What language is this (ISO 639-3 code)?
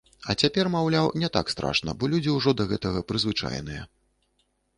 bel